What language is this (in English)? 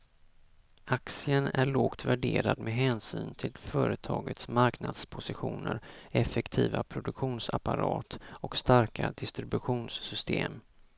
Swedish